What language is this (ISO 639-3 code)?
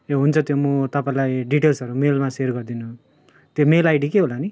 nep